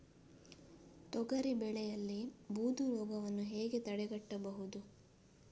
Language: Kannada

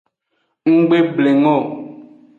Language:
Aja (Benin)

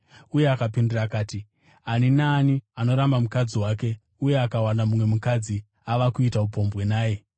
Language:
Shona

